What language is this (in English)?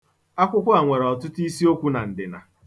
Igbo